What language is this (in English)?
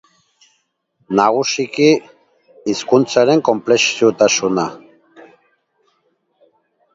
Basque